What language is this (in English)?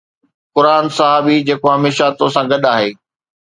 Sindhi